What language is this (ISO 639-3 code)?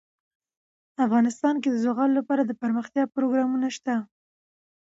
pus